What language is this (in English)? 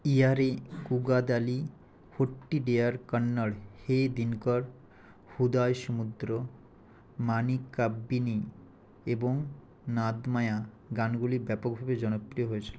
Bangla